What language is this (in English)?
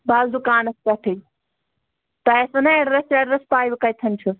Kashmiri